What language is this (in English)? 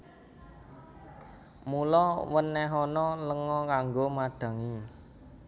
Javanese